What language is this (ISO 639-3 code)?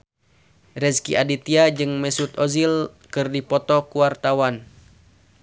sun